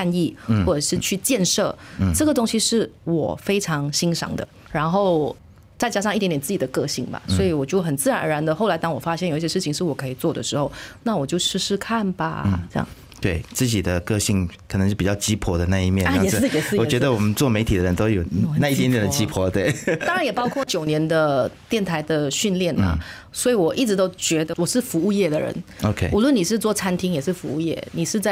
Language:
Chinese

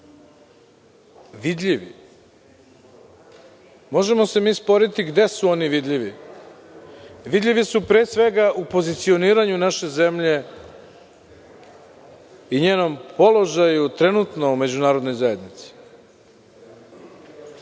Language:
Serbian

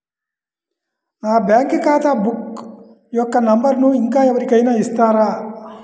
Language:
Telugu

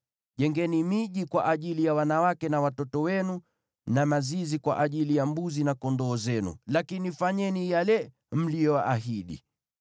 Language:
Swahili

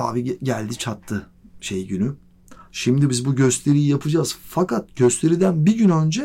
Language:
Turkish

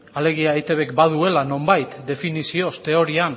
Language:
Basque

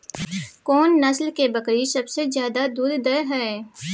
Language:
Maithili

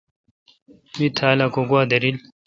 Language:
Kalkoti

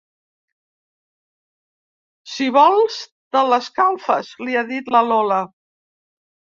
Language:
Catalan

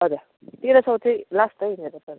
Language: Nepali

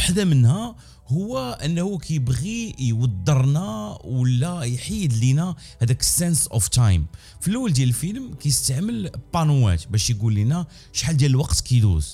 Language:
Arabic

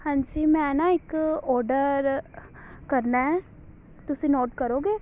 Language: Punjabi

